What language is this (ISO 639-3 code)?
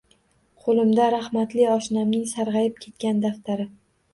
uzb